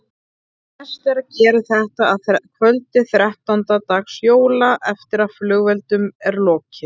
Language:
Icelandic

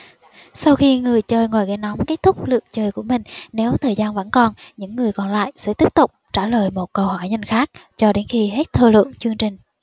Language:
Vietnamese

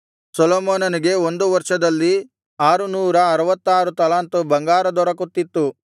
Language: Kannada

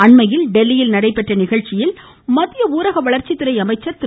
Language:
Tamil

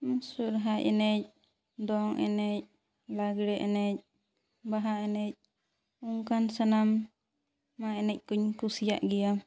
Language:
Santali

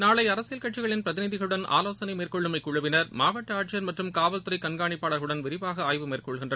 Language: Tamil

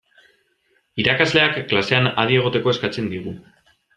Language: Basque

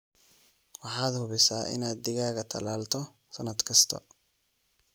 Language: Somali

